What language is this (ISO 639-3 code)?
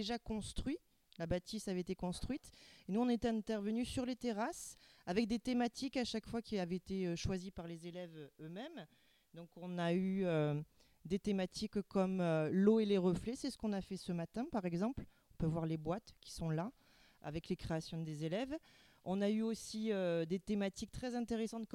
fra